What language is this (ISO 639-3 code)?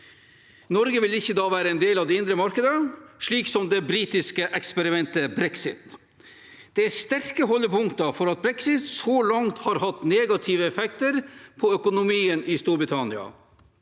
nor